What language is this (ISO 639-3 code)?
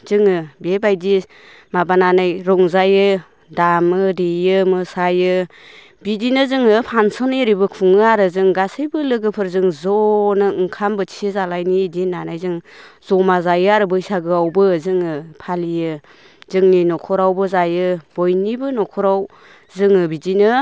brx